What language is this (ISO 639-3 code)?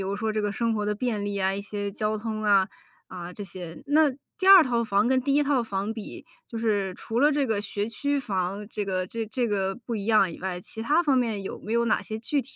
zho